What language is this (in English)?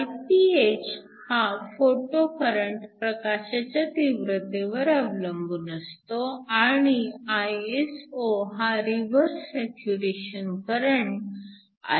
Marathi